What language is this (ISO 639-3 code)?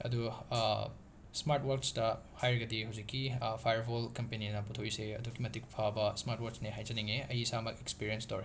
mni